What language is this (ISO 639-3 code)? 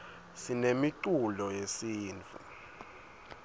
ssw